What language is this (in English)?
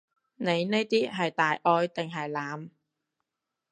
Cantonese